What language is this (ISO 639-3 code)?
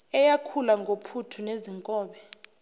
zul